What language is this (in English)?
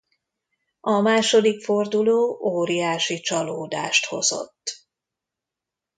Hungarian